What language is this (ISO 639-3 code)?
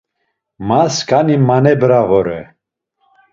lzz